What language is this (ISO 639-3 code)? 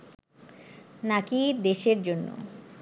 ben